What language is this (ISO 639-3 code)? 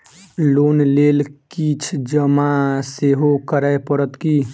mai